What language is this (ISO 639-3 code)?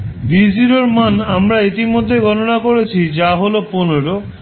ben